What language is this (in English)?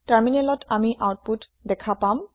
Assamese